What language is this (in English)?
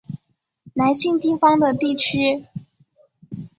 Chinese